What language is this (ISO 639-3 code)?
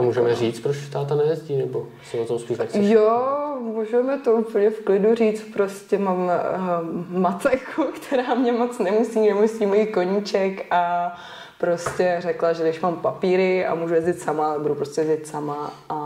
ces